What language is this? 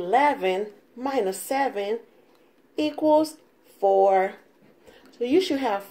English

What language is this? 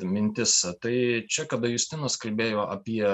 Lithuanian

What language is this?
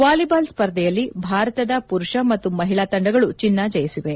Kannada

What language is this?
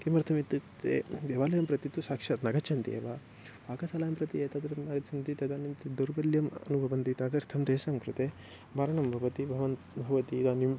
Sanskrit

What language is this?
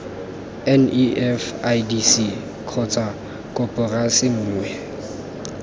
Tswana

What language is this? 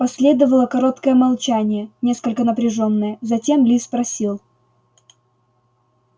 Russian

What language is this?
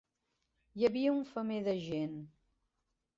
Catalan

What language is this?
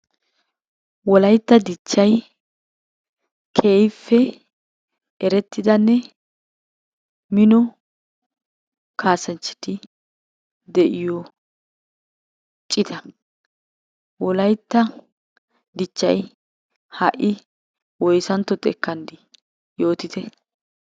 Wolaytta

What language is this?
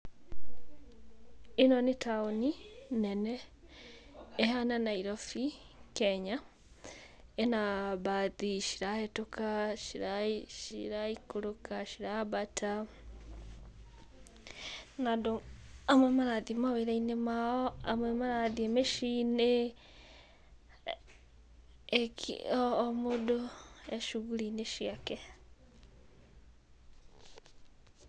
Kikuyu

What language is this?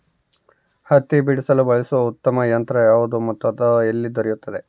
Kannada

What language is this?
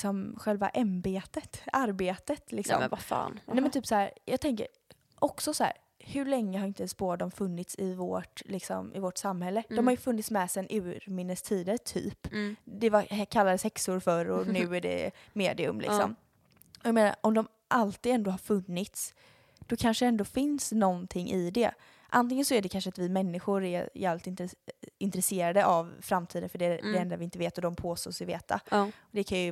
Swedish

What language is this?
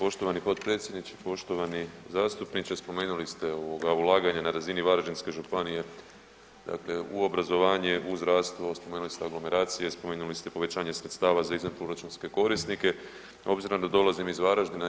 Croatian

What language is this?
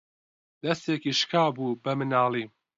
Central Kurdish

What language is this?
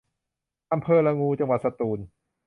Thai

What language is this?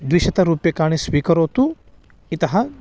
Sanskrit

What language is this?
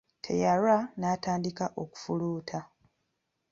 Ganda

